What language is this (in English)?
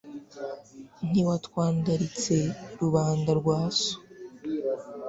Kinyarwanda